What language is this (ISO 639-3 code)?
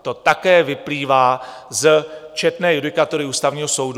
ces